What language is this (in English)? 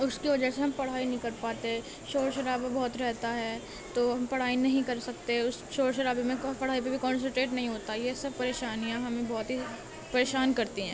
Urdu